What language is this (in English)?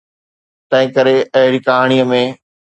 Sindhi